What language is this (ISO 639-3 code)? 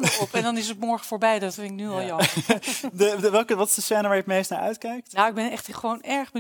nld